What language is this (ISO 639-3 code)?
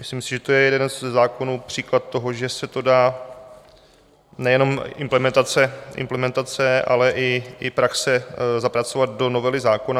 ces